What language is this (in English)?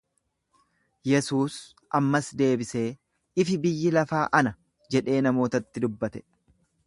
Oromo